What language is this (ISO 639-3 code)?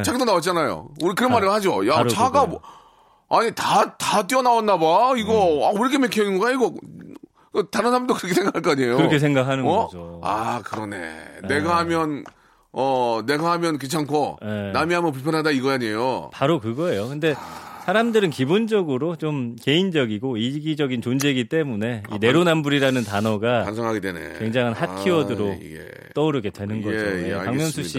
kor